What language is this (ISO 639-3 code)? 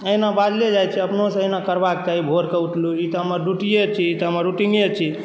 mai